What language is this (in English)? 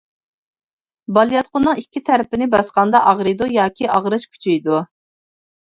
Uyghur